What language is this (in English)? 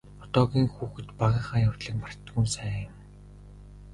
Mongolian